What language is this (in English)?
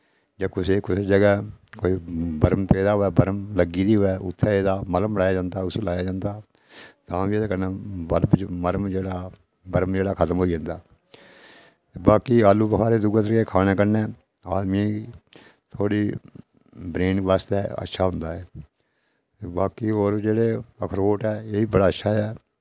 Dogri